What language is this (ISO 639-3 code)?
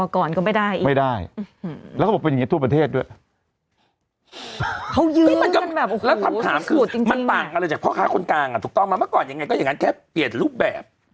tha